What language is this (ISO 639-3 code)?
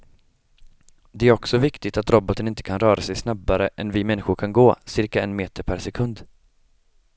swe